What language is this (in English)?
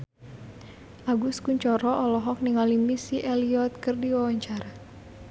Sundanese